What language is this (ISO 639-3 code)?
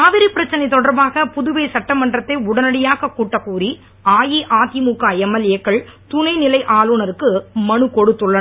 tam